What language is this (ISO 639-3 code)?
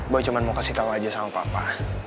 ind